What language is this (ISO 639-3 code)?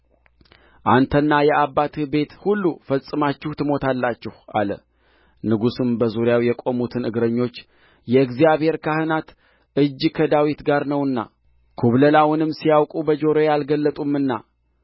amh